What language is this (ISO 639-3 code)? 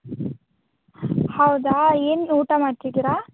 kan